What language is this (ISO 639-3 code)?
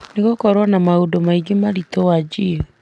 kik